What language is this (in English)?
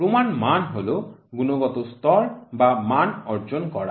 Bangla